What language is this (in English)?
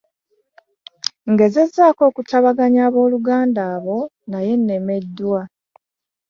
Ganda